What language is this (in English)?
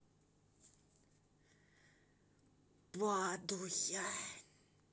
Russian